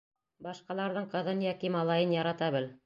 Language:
Bashkir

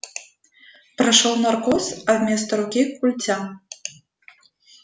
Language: Russian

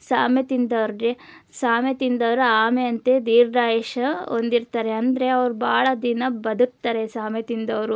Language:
Kannada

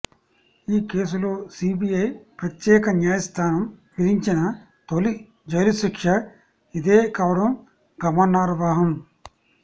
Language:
Telugu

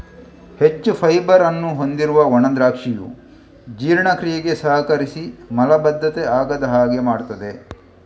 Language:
Kannada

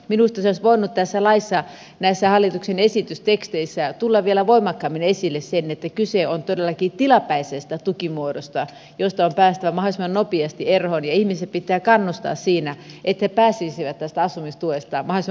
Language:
Finnish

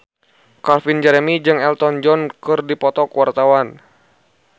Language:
Sundanese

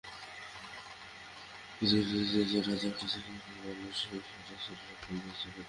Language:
Bangla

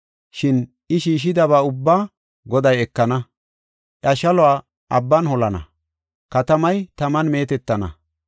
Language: Gofa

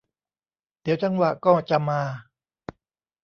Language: Thai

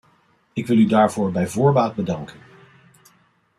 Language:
Dutch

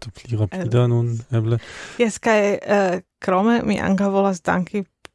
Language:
Esperanto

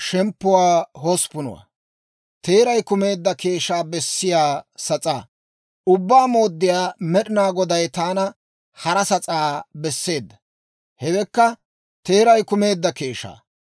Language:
Dawro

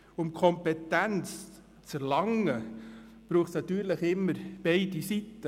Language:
Swiss German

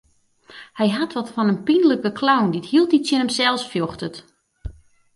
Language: Western Frisian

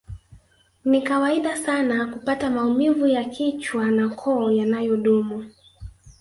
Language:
Swahili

